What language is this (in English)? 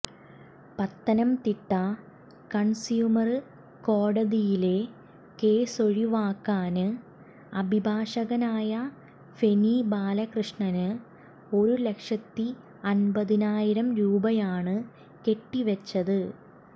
Malayalam